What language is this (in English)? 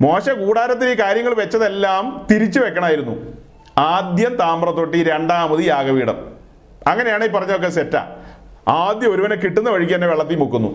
Malayalam